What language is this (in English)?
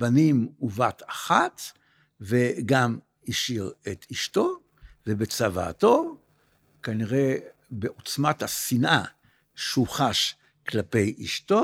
Hebrew